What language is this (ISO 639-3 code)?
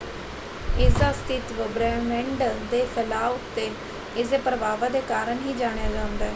pan